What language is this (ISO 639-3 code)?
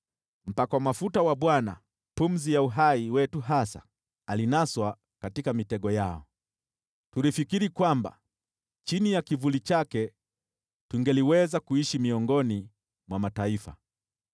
swa